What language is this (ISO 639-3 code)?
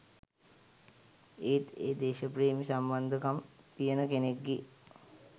sin